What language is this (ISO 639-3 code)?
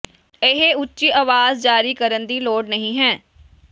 pan